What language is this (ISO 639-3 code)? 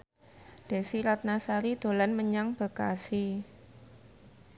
jav